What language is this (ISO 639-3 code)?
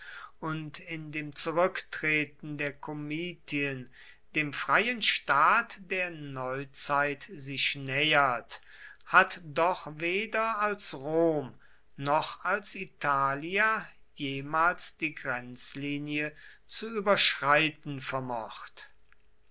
deu